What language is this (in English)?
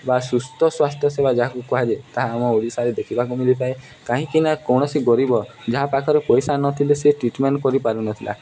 Odia